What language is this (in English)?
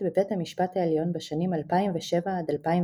Hebrew